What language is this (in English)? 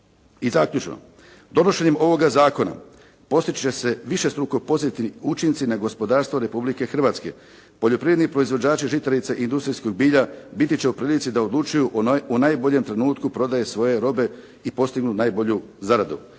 Croatian